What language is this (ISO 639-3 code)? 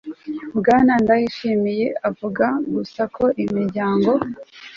kin